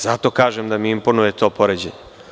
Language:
Serbian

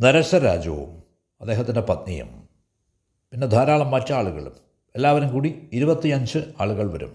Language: Malayalam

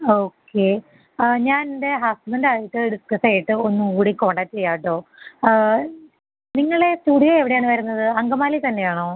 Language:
Malayalam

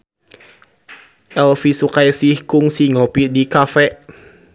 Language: Sundanese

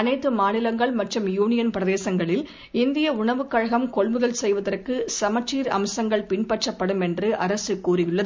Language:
Tamil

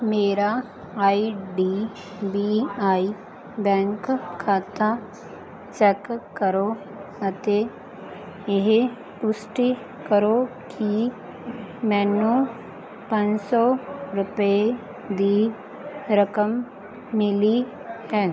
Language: Punjabi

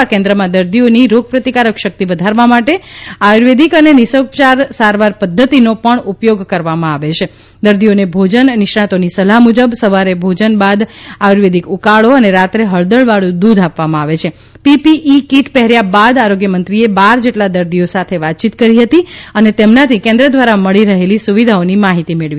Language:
Gujarati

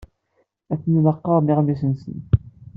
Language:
Kabyle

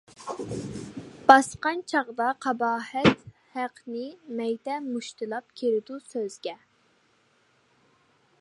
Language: Uyghur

